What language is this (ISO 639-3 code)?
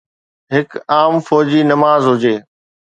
snd